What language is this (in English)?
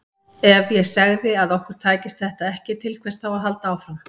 Icelandic